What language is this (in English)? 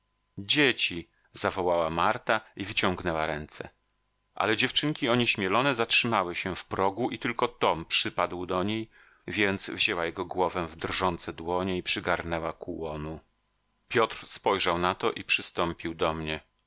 Polish